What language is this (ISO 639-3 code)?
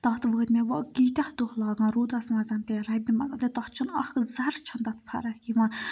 kas